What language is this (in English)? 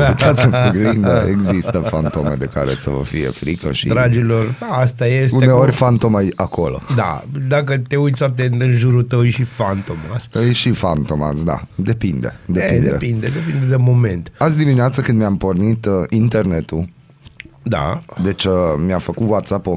Romanian